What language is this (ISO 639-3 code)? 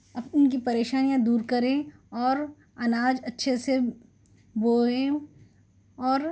urd